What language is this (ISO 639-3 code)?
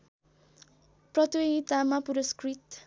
nep